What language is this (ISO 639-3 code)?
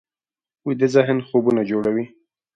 pus